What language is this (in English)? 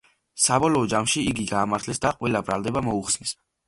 Georgian